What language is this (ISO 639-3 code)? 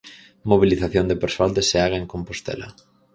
glg